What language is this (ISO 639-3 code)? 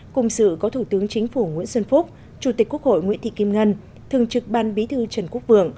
vie